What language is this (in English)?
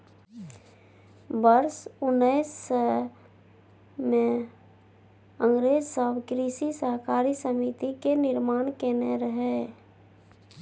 Maithili